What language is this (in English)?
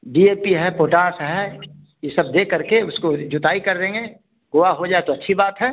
Hindi